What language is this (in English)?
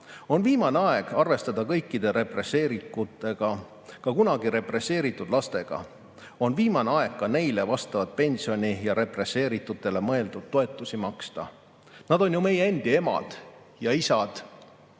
Estonian